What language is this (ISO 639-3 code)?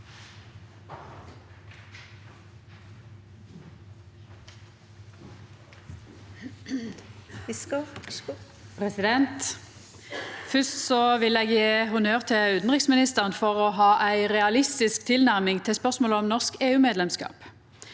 nor